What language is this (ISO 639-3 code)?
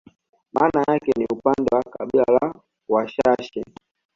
swa